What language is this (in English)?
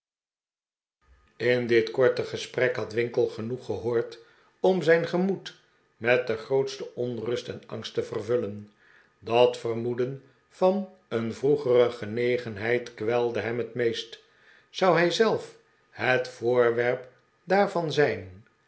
Dutch